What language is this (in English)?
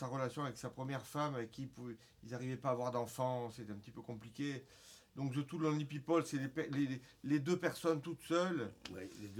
French